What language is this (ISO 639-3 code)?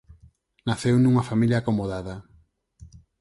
glg